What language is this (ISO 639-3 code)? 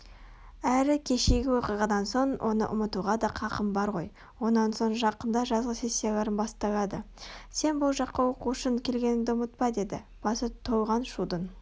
kaz